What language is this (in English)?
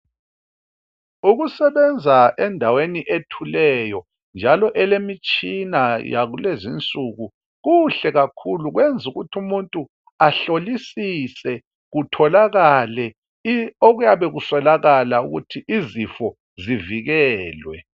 North Ndebele